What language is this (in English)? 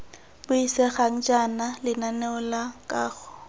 Tswana